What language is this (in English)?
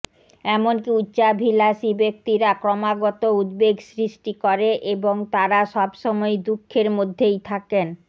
Bangla